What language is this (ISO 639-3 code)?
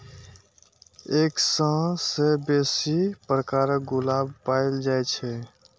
mai